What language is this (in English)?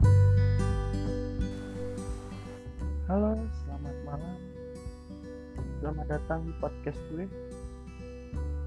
Indonesian